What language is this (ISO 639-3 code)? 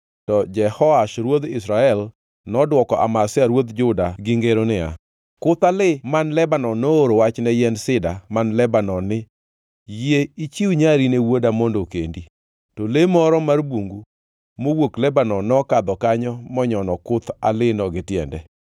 luo